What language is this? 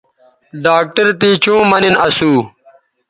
Bateri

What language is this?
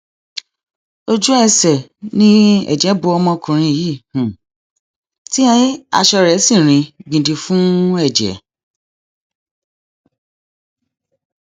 Yoruba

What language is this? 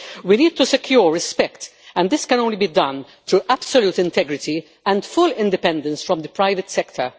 English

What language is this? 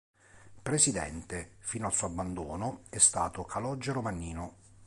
Italian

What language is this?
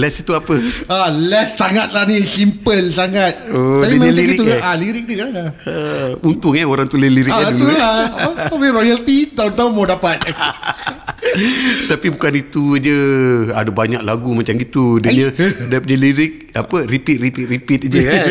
Malay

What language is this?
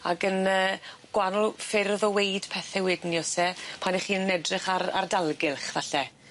Welsh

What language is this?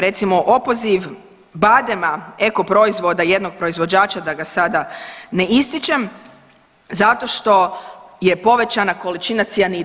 Croatian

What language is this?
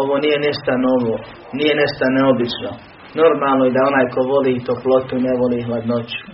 Croatian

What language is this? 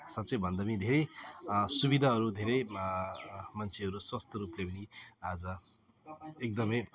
Nepali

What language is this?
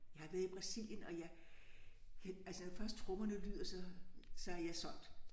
Danish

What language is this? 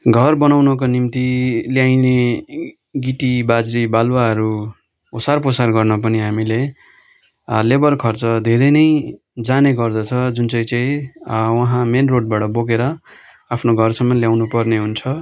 Nepali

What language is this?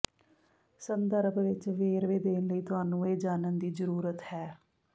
Punjabi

